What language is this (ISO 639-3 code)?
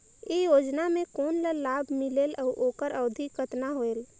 hne